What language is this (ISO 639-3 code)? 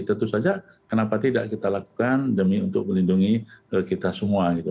ind